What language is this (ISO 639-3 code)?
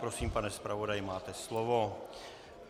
ces